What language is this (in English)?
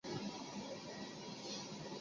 Chinese